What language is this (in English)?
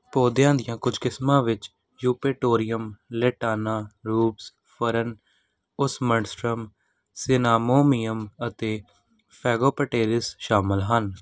Punjabi